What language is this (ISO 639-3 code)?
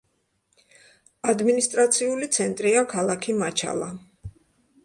kat